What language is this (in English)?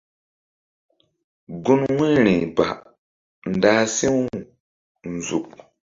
Mbum